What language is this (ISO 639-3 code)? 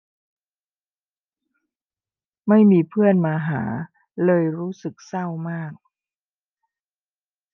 tha